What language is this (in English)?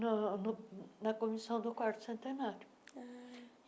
Portuguese